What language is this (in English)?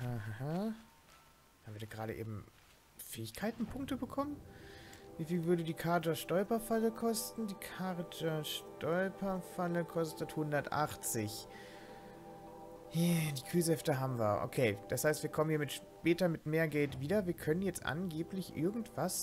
German